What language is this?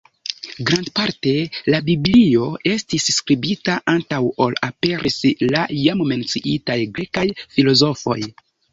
Esperanto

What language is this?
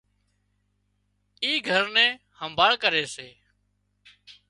Wadiyara Koli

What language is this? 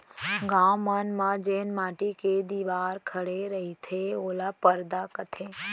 Chhattisgarhi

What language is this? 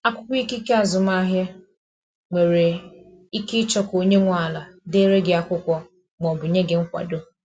Igbo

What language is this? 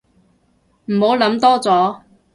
Cantonese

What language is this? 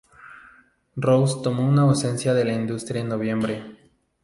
Spanish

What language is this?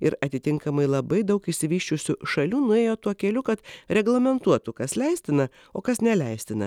Lithuanian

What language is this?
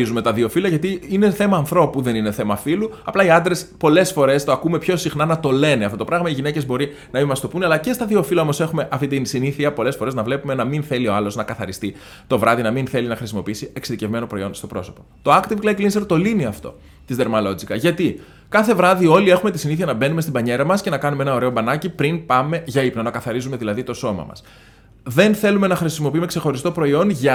Greek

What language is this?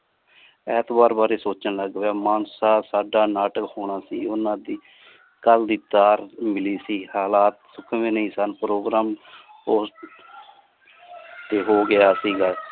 Punjabi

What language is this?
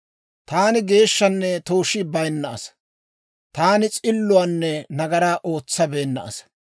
Dawro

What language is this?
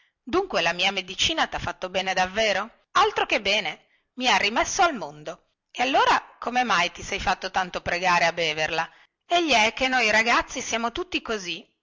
Italian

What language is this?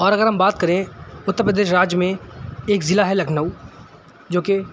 Urdu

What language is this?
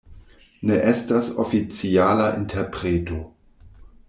Esperanto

